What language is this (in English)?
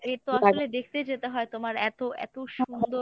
Bangla